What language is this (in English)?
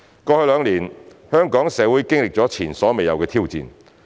Cantonese